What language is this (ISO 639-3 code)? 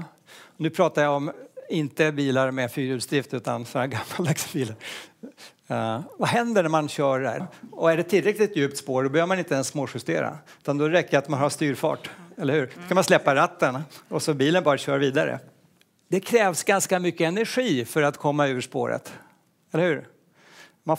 swe